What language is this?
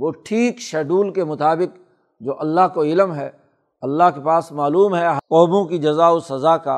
Urdu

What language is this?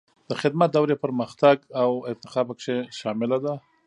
Pashto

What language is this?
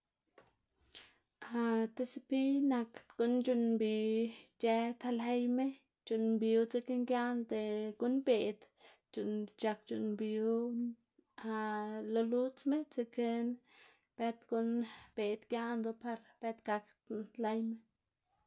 Xanaguía Zapotec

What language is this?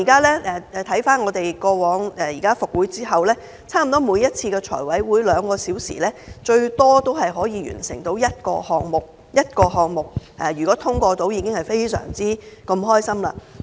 Cantonese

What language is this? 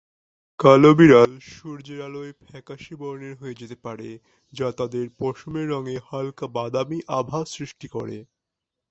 Bangla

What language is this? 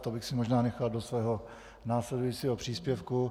Czech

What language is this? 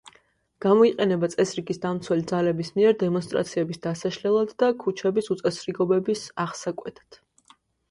Georgian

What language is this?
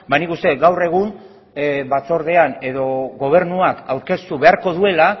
Basque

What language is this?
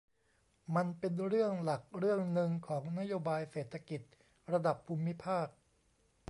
Thai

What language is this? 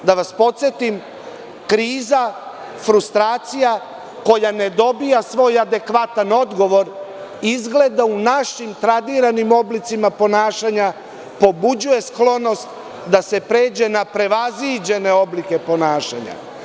Serbian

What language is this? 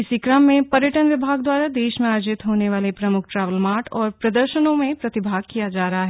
Hindi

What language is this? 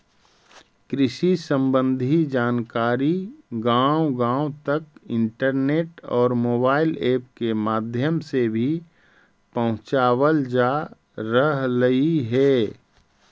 Magahi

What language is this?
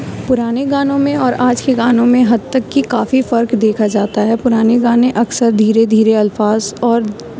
Urdu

